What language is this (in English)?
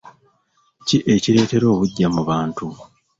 Ganda